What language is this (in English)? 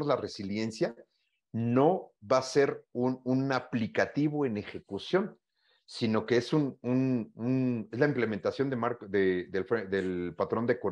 Spanish